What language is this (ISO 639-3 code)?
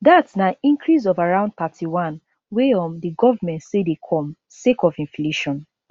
pcm